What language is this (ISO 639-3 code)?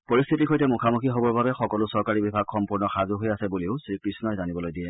asm